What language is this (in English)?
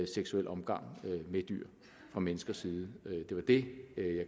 Danish